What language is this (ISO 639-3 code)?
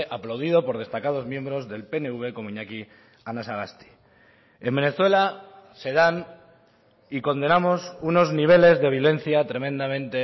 spa